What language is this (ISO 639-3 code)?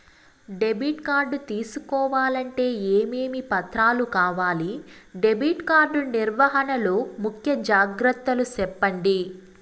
tel